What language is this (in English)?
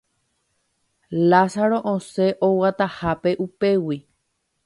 Guarani